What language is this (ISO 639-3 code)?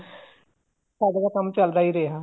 pan